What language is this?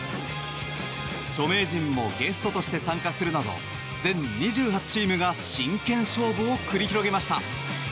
Japanese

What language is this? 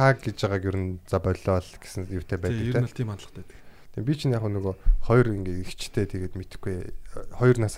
Korean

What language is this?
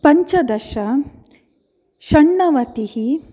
Sanskrit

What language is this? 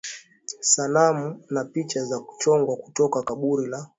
Swahili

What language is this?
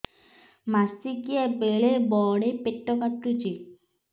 Odia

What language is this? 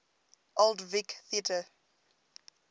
English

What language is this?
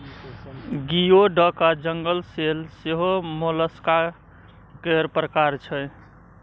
Maithili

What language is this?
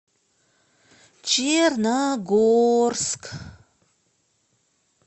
Russian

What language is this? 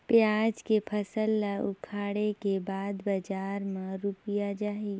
Chhattisgarhi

